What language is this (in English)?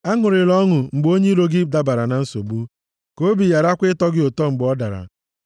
Igbo